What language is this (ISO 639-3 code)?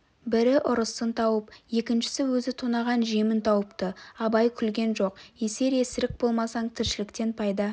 kaz